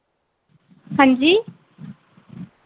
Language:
Dogri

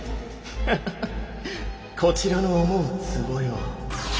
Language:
Japanese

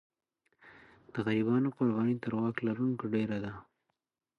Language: Pashto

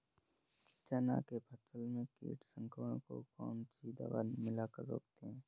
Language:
Hindi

